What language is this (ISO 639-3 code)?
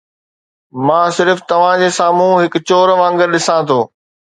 snd